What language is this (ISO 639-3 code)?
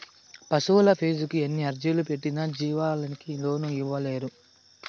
tel